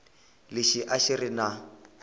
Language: Tsonga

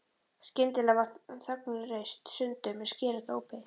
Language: Icelandic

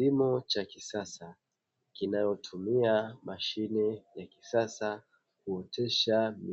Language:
Swahili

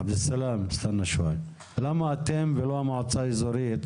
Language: Hebrew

